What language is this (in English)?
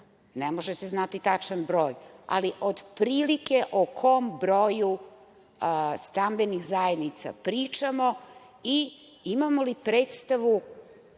Serbian